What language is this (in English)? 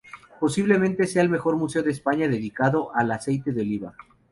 Spanish